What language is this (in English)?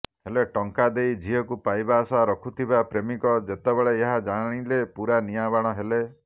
Odia